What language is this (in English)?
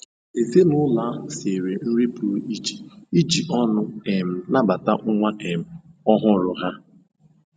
Igbo